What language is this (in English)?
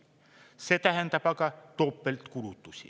Estonian